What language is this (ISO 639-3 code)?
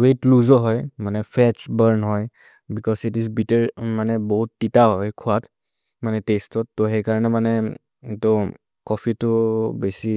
mrr